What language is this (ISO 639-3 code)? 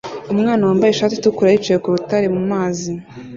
kin